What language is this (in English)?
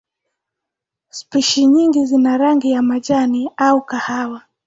Swahili